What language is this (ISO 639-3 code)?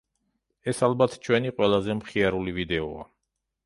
kat